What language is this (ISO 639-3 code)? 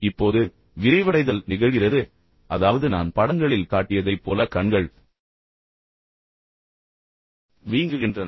tam